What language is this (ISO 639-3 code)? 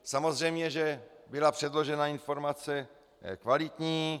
ces